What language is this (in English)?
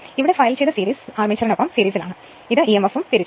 Malayalam